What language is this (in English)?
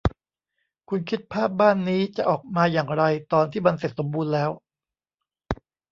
Thai